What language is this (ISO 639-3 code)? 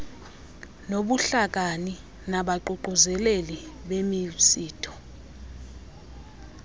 xho